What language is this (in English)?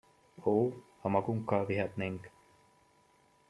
Hungarian